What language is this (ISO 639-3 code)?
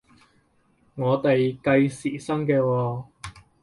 yue